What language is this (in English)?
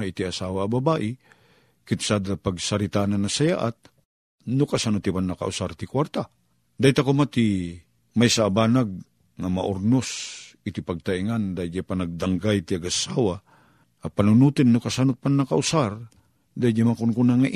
Filipino